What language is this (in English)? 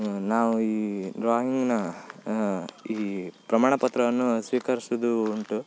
Kannada